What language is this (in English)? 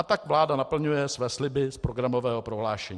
Czech